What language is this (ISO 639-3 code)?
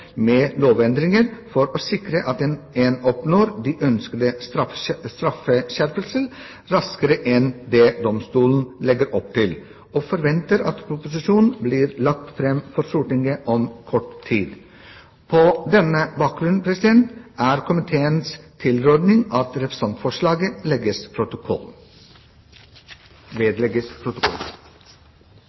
nob